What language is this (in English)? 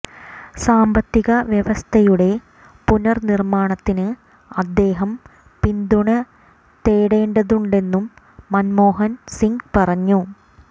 Malayalam